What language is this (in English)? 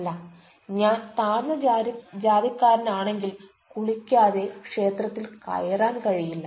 Malayalam